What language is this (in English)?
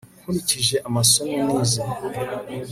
Kinyarwanda